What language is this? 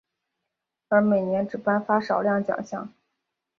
Chinese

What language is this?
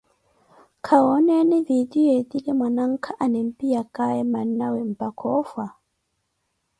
Koti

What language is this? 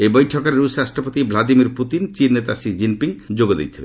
Odia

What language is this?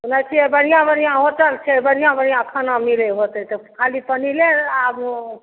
Maithili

